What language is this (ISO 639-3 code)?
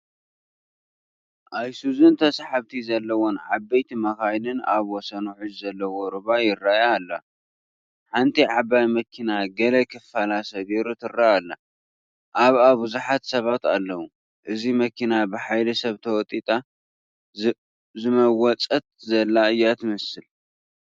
tir